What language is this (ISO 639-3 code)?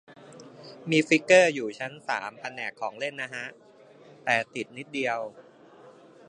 tha